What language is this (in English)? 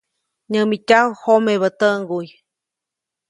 Copainalá Zoque